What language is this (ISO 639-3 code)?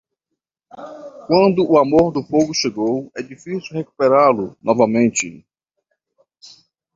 por